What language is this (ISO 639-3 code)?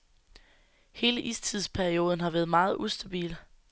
dan